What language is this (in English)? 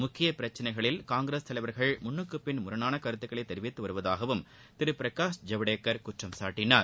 Tamil